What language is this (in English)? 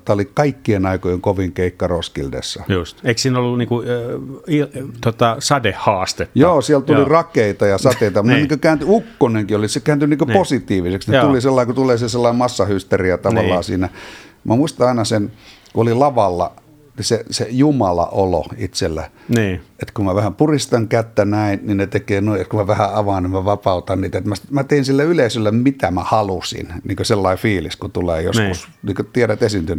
Finnish